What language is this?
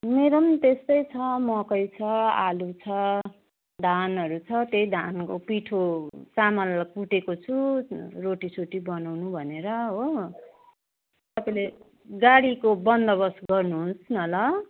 Nepali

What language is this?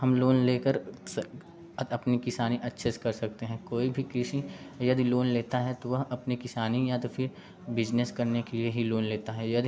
Hindi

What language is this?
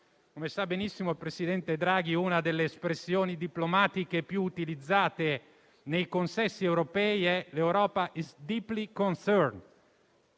Italian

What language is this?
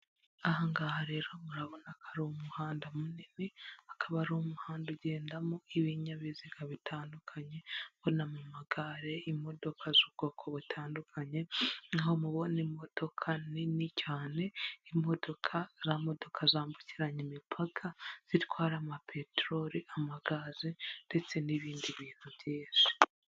Kinyarwanda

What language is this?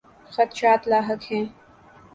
Urdu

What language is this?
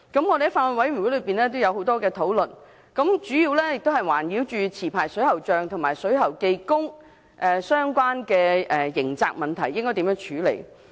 Cantonese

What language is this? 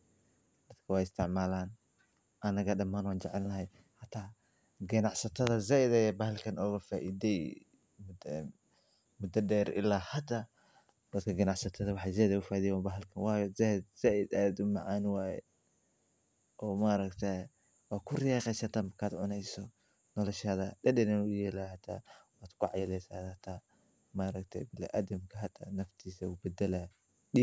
Somali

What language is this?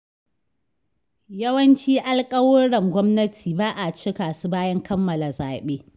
Hausa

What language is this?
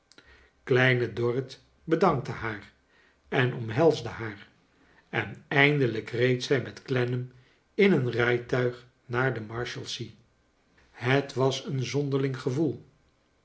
Dutch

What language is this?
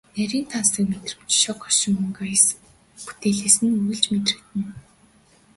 Mongolian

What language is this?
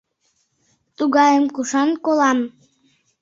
Mari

